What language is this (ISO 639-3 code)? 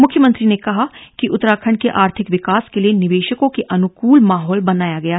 hin